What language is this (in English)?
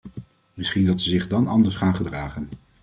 Dutch